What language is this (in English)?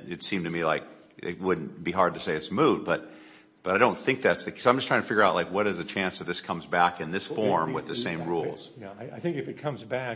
English